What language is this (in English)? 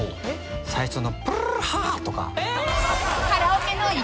Japanese